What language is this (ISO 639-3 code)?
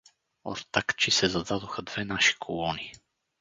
bul